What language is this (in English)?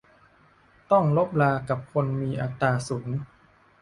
Thai